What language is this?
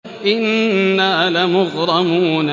Arabic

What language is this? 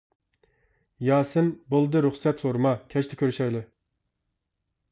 Uyghur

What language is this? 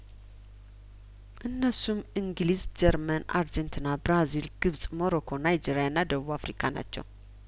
Amharic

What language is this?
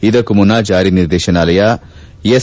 Kannada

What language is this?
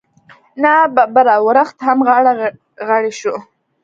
Pashto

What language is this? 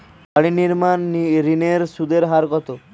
Bangla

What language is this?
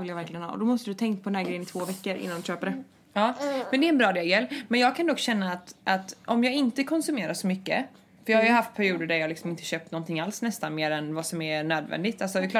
Swedish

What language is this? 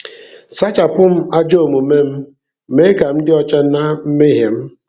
Igbo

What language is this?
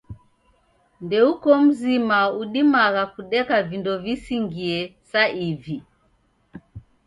Taita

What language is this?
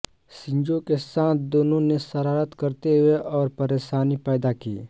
Hindi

